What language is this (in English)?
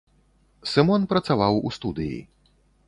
Belarusian